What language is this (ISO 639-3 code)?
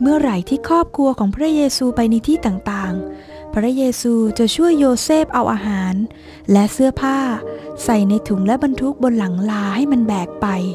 tha